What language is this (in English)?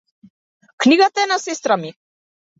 Macedonian